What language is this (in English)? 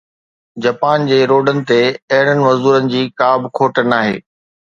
Sindhi